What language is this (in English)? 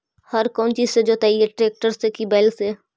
Magahi